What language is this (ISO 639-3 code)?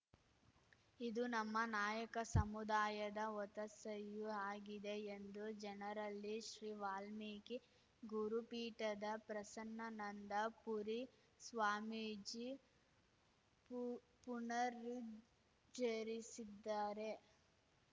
kan